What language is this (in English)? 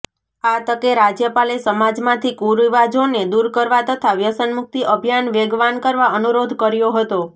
Gujarati